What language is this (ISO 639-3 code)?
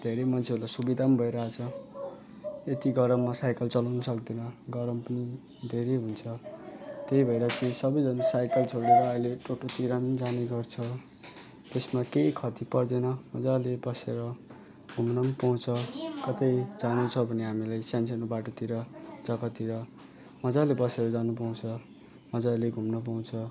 nep